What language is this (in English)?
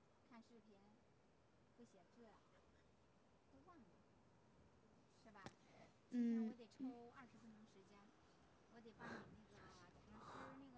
Chinese